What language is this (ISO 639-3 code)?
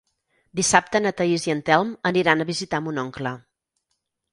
cat